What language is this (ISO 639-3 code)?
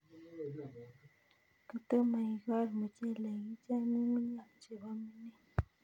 kln